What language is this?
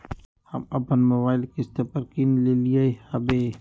Magahi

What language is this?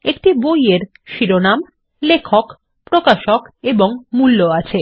Bangla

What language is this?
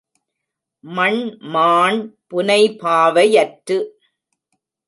Tamil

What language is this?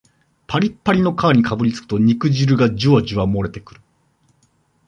Japanese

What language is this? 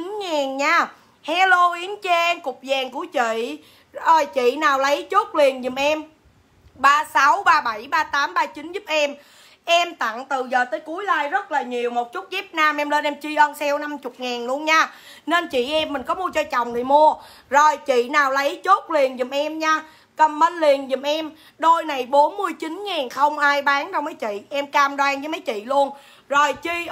Vietnamese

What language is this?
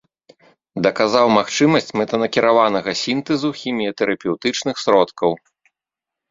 Belarusian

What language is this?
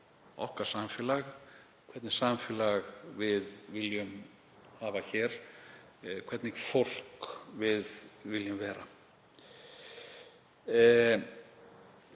Icelandic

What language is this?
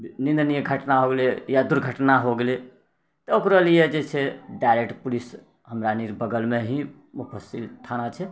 Maithili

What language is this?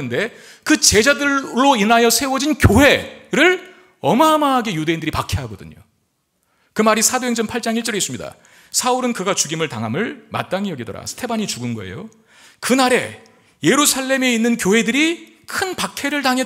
Korean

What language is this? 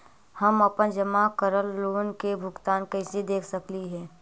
Magahi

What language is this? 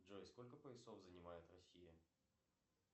Russian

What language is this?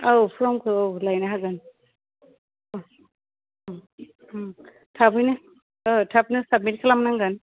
Bodo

